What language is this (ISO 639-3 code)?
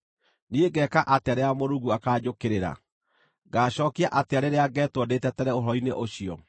kik